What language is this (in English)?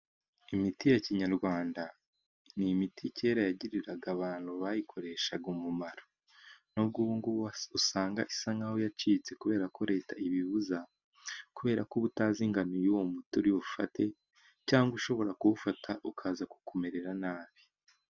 Kinyarwanda